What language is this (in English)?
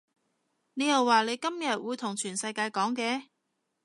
Cantonese